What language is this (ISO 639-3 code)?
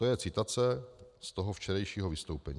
ces